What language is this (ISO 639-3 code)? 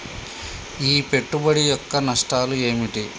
tel